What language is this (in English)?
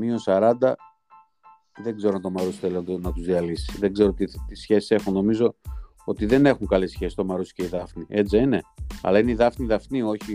Greek